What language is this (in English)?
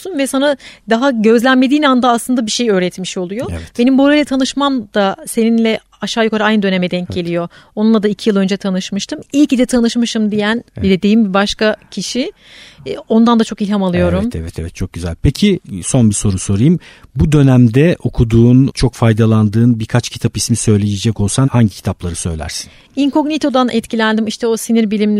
Turkish